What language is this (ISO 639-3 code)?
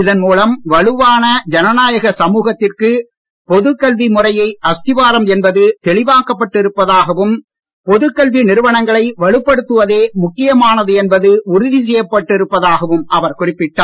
tam